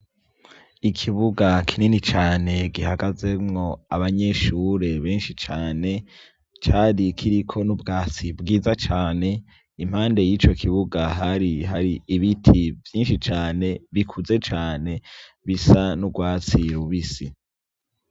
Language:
Rundi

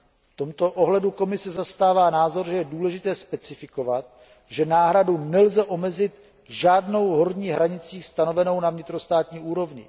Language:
Czech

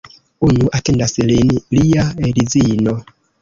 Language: Esperanto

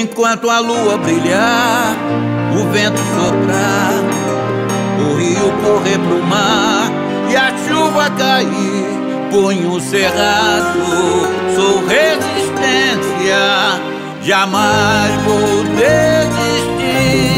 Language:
Portuguese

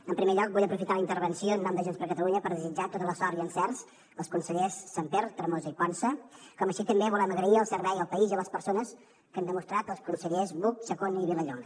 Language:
Catalan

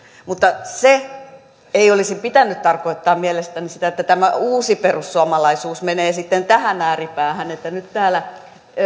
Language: Finnish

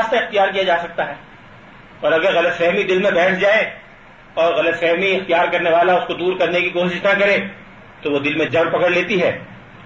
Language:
Urdu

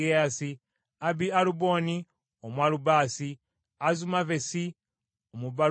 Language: Ganda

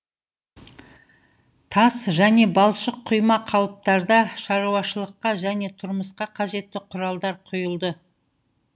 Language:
Kazakh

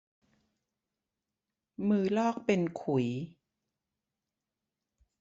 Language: Thai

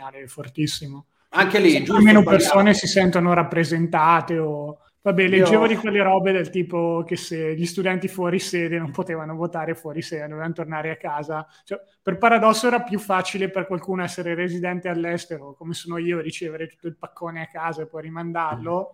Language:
Italian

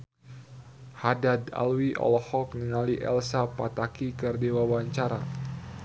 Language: Sundanese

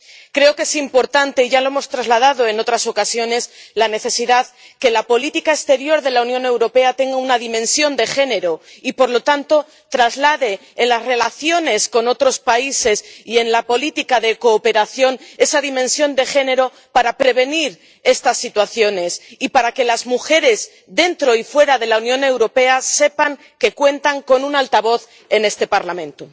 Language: Spanish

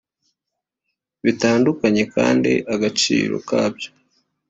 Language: Kinyarwanda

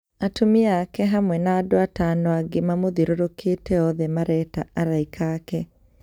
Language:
Kikuyu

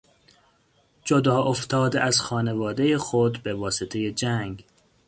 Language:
Persian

